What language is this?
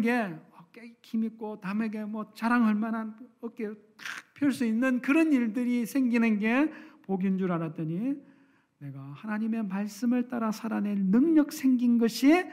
Korean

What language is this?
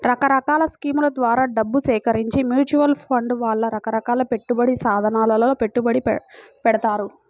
Telugu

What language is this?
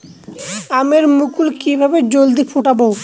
Bangla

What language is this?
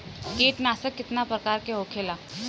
Bhojpuri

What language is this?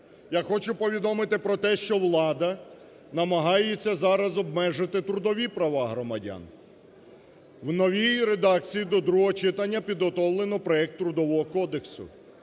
Ukrainian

